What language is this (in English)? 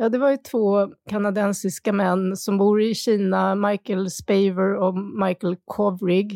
Swedish